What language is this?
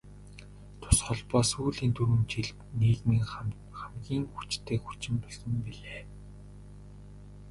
Mongolian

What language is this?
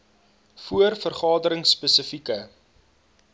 Afrikaans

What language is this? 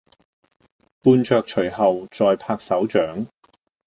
Cantonese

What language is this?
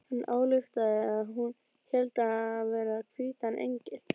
Icelandic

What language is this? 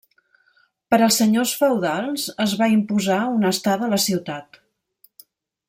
Catalan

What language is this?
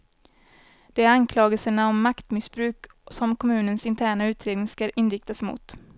Swedish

